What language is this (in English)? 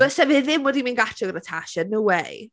Welsh